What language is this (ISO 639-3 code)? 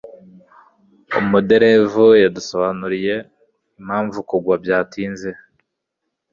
kin